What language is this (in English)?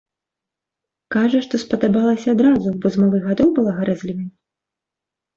Belarusian